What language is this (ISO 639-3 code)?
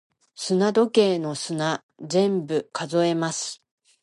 jpn